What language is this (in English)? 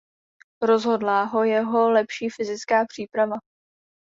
Czech